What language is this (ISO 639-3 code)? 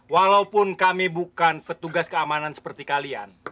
ind